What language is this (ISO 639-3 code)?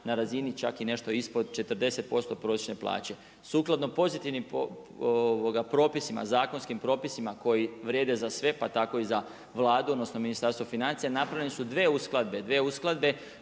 hrv